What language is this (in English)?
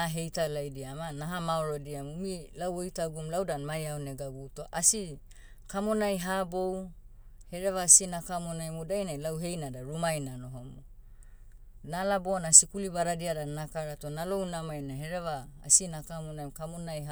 Motu